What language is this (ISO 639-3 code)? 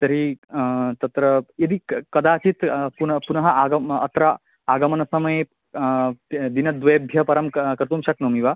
san